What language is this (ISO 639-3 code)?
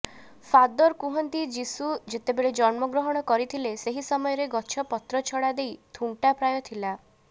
ori